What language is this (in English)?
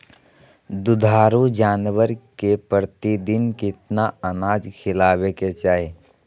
Magahi